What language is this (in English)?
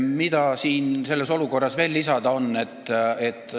Estonian